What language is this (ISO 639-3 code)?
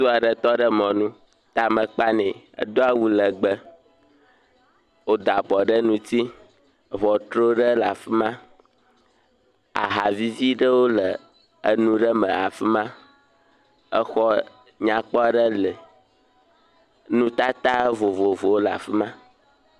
ewe